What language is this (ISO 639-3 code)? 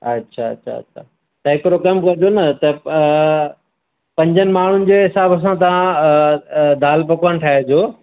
snd